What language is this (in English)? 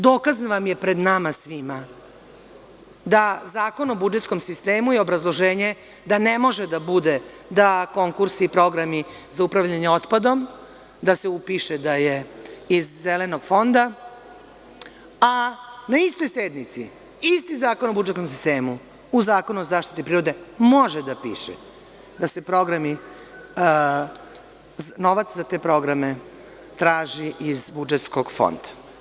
Serbian